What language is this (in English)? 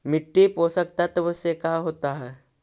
Magahi